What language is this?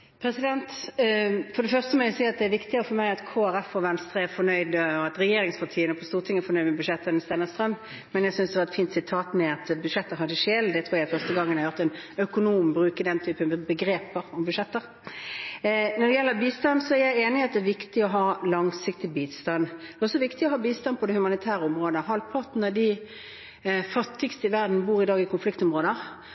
Norwegian Bokmål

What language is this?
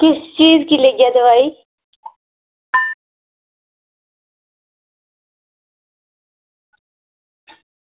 Dogri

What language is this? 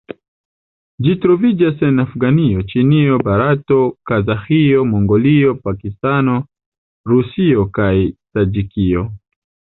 Esperanto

